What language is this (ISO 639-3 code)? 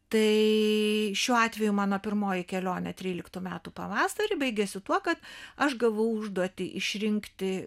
lit